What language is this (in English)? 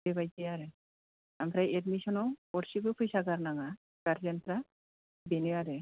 Bodo